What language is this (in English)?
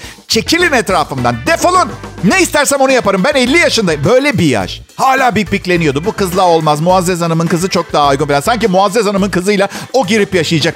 Turkish